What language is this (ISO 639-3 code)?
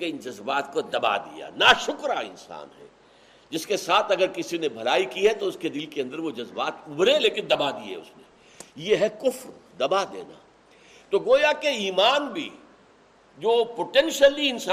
urd